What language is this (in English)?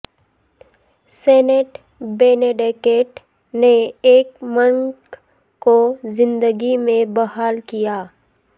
Urdu